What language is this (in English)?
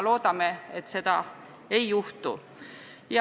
Estonian